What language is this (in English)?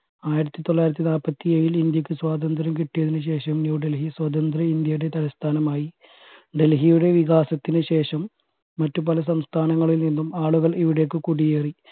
Malayalam